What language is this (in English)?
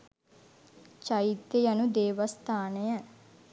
Sinhala